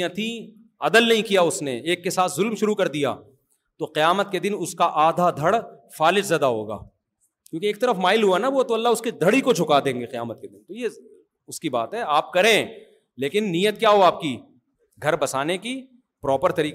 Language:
Urdu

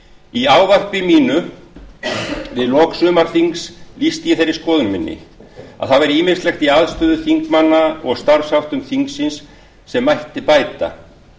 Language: Icelandic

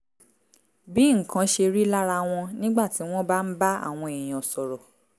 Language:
Yoruba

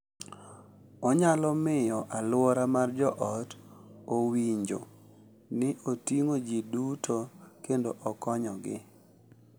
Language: Luo (Kenya and Tanzania)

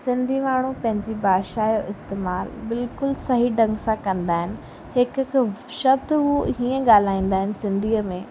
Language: Sindhi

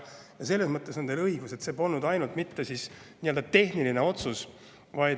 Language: Estonian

